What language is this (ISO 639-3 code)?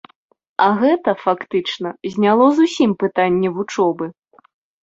bel